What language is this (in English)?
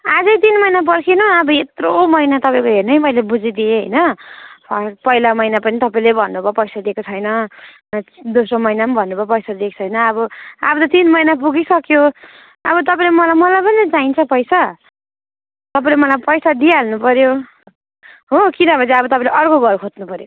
Nepali